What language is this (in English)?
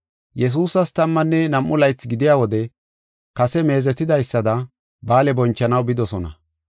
Gofa